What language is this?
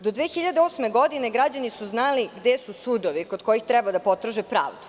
Serbian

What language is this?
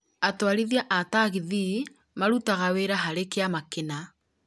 Kikuyu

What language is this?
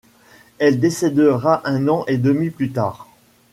French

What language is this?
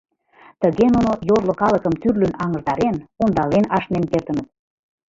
Mari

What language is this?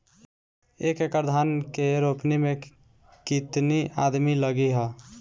Bhojpuri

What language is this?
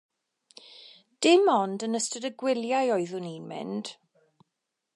Welsh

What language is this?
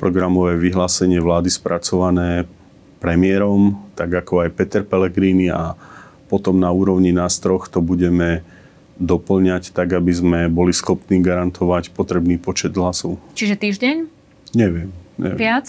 Slovak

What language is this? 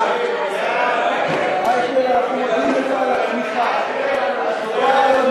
Hebrew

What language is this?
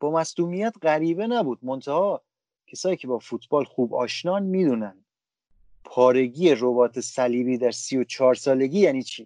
Persian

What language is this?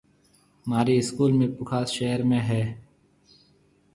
Marwari (Pakistan)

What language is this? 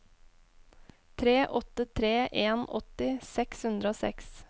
Norwegian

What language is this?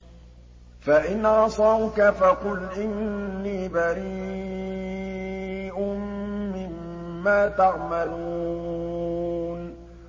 Arabic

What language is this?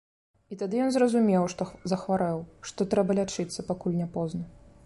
Belarusian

